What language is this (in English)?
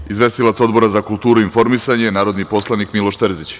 Serbian